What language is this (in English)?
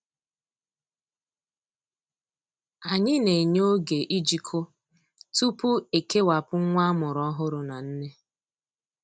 Igbo